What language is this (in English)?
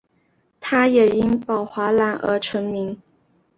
Chinese